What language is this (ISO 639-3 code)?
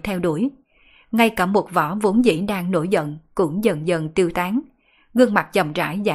vie